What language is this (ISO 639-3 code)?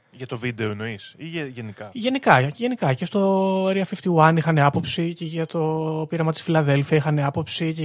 ell